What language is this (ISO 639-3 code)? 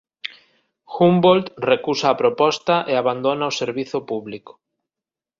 glg